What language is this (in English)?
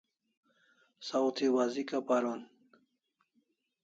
Kalasha